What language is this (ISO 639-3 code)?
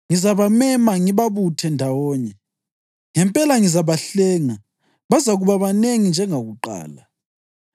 nde